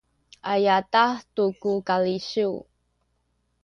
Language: Sakizaya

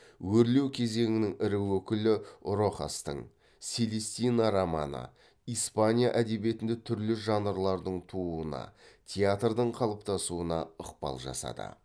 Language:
Kazakh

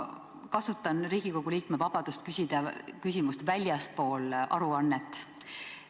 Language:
Estonian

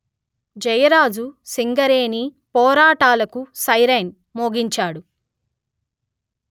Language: Telugu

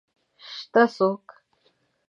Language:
Pashto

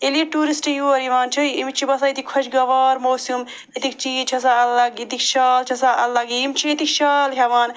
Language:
Kashmiri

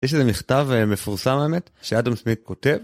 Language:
Hebrew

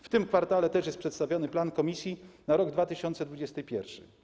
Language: Polish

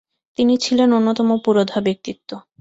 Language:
Bangla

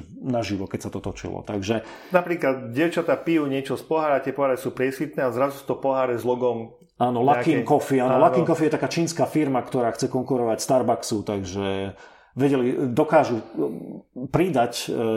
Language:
Slovak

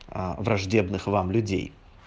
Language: Russian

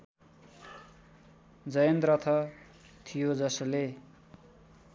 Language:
Nepali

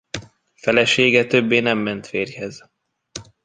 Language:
Hungarian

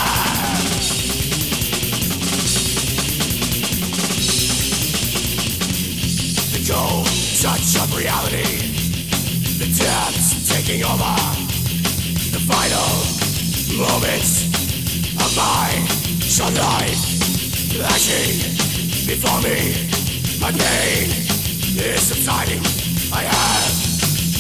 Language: Swedish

